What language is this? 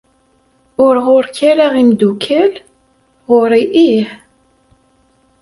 Kabyle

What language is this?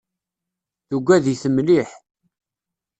Kabyle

